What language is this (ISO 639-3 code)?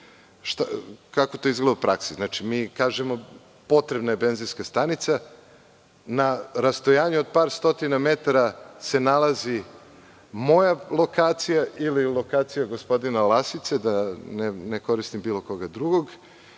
srp